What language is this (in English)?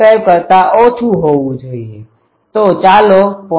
Gujarati